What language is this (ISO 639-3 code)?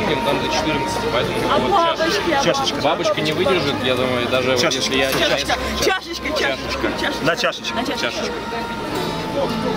rus